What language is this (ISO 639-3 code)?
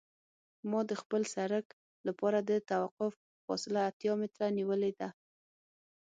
pus